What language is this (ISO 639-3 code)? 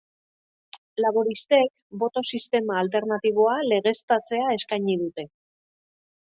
eus